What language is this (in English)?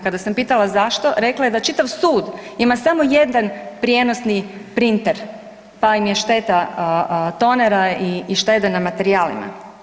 Croatian